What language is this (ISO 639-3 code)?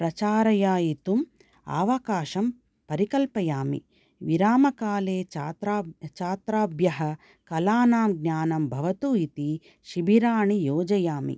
san